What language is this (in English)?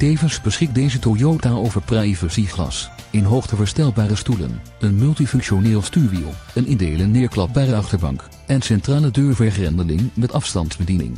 Dutch